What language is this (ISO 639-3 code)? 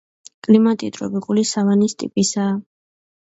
kat